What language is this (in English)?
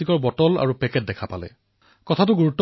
Assamese